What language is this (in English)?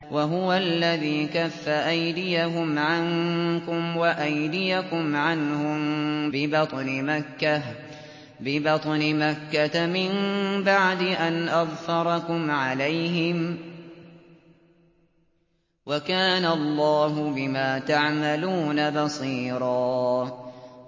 Arabic